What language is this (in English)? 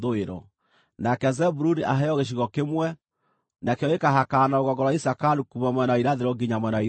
Kikuyu